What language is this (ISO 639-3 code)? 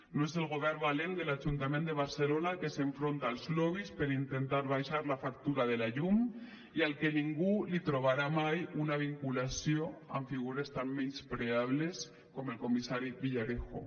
cat